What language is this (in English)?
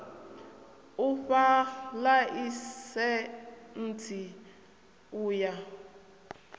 Venda